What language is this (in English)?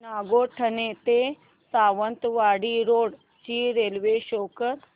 Marathi